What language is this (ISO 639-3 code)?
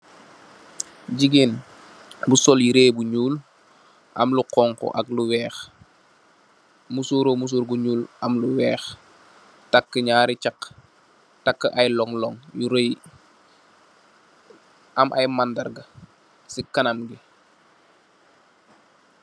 wol